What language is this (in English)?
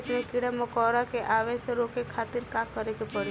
Bhojpuri